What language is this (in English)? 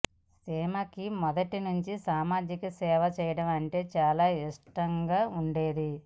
Telugu